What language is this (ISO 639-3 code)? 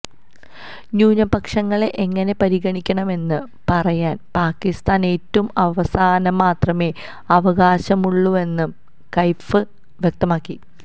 mal